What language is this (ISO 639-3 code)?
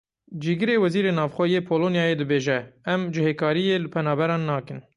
kur